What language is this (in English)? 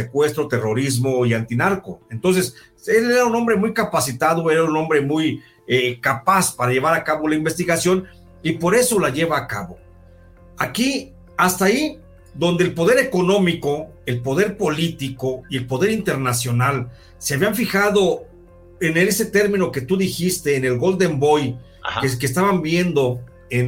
Spanish